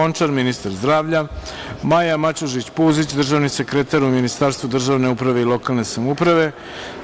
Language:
Serbian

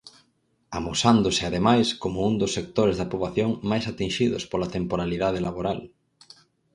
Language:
Galician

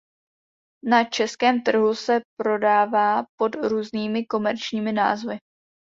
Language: Czech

